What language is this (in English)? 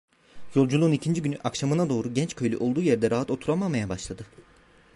Turkish